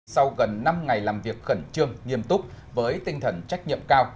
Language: Vietnamese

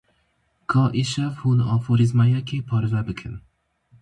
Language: Kurdish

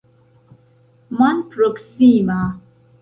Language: Esperanto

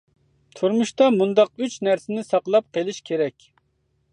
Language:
Uyghur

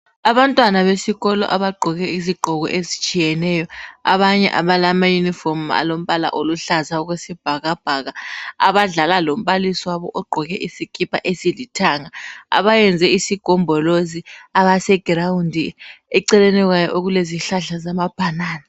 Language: North Ndebele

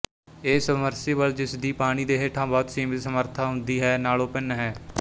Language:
Punjabi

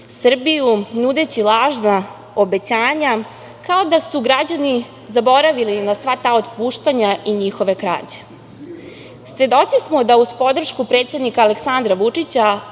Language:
Serbian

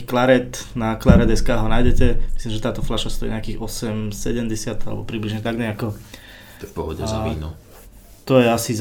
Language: Slovak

